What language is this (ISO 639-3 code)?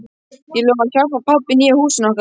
isl